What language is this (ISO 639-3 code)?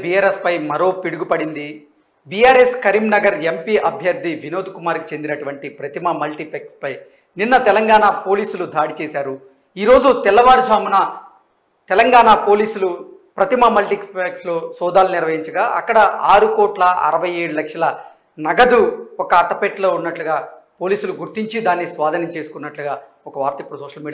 tel